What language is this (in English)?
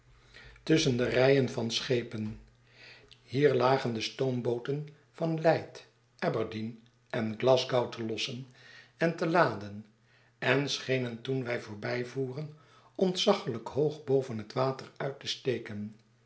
Dutch